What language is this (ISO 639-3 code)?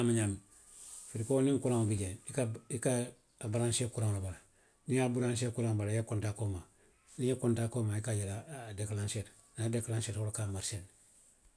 mlq